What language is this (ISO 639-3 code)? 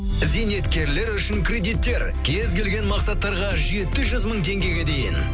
kaz